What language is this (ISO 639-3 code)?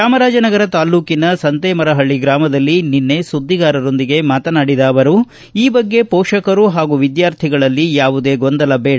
kan